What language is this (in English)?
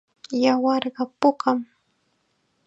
Chiquián Ancash Quechua